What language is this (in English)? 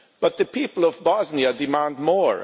English